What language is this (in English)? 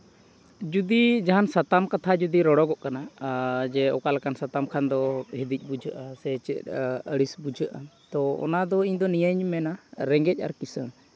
Santali